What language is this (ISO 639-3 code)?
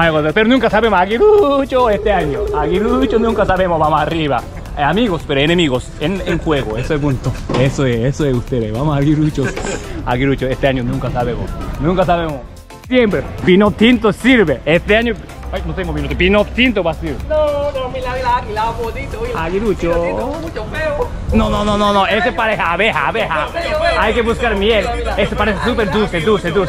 spa